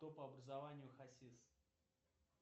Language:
Russian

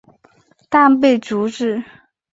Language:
Chinese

